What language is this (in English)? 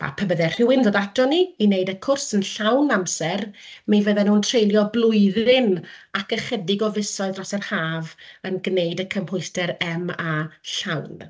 Welsh